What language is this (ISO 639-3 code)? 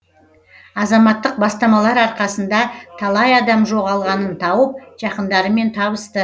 kaz